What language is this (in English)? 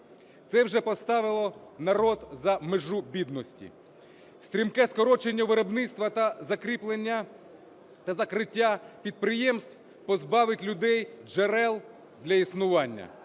Ukrainian